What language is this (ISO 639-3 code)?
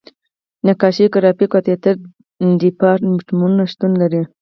pus